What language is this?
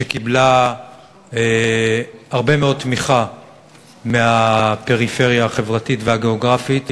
Hebrew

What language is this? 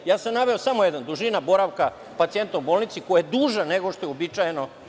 Serbian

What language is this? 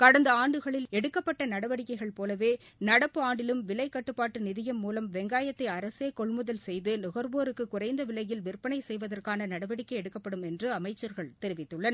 Tamil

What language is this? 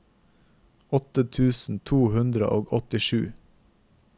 Norwegian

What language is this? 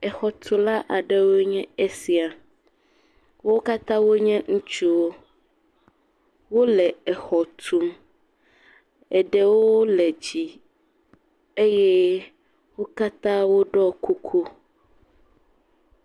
Ewe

